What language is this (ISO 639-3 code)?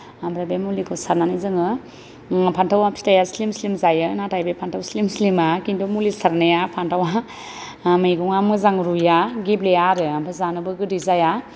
brx